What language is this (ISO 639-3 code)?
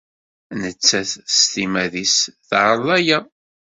kab